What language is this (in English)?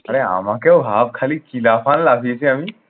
Bangla